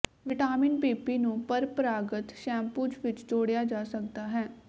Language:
Punjabi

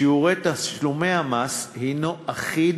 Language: Hebrew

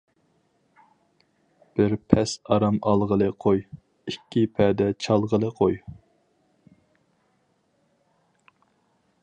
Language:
Uyghur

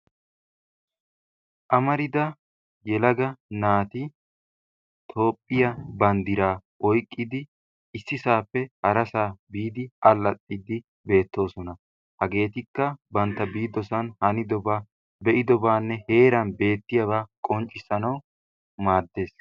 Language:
Wolaytta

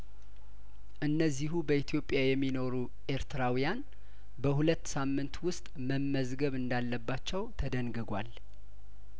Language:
Amharic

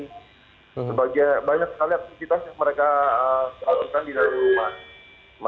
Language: Indonesian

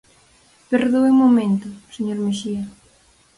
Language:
Galician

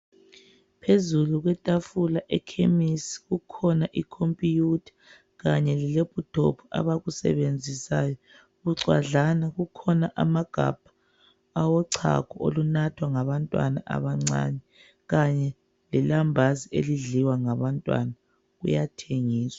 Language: North Ndebele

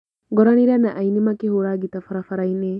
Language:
Kikuyu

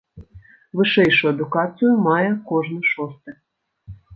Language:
Belarusian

